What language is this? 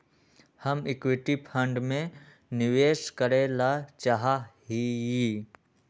Magahi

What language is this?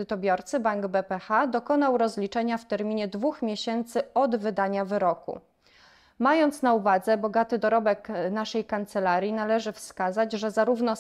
Polish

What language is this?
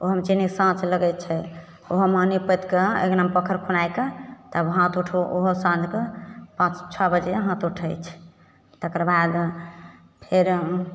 Maithili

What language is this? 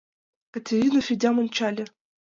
Mari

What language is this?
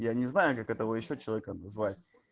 Russian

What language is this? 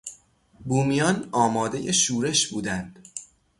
Persian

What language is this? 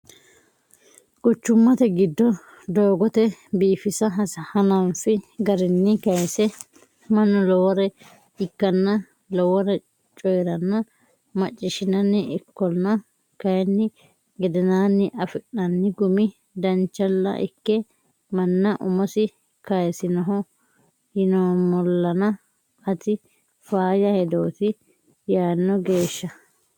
Sidamo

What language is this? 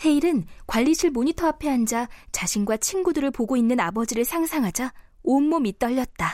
Korean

